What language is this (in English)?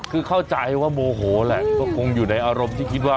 Thai